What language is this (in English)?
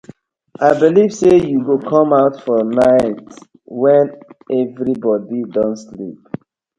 Nigerian Pidgin